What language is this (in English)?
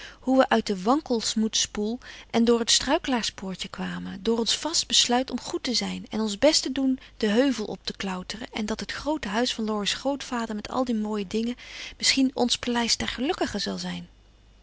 Dutch